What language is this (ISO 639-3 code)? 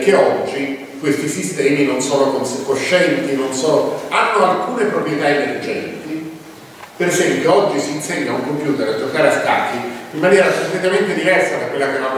ita